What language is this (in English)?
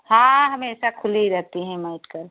Hindi